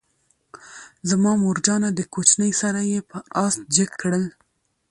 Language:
Pashto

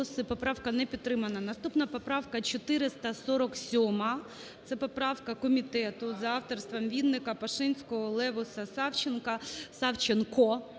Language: Ukrainian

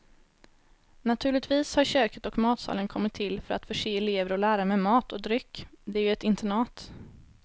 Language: Swedish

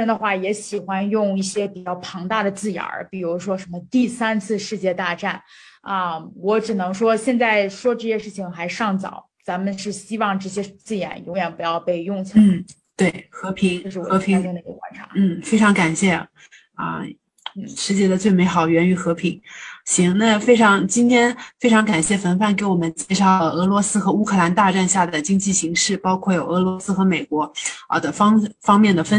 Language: Chinese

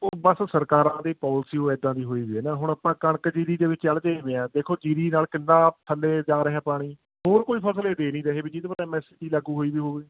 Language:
Punjabi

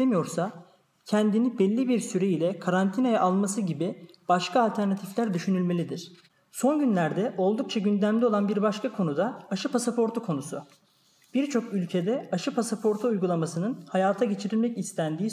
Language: Turkish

